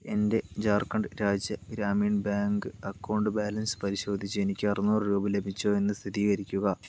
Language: Malayalam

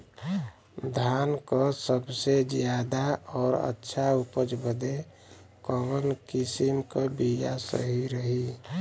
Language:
Bhojpuri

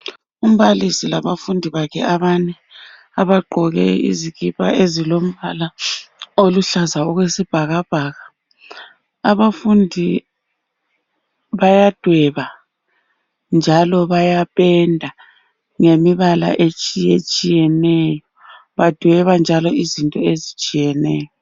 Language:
North Ndebele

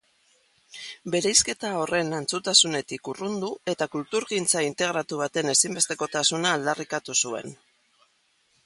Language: Basque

